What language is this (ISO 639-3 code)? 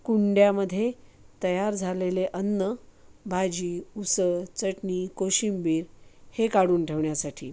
mar